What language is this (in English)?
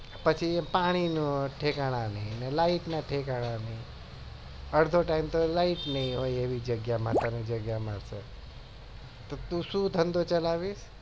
Gujarati